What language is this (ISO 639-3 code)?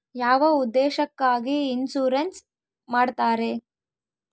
kan